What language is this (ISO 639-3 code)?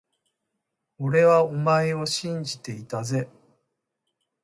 jpn